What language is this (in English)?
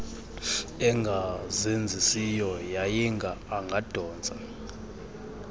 Xhosa